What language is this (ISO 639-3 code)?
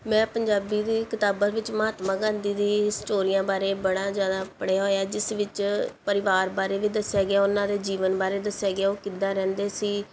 pan